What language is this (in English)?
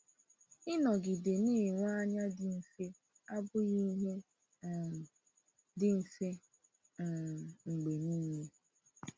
Igbo